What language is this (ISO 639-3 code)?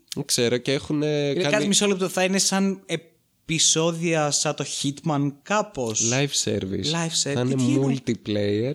ell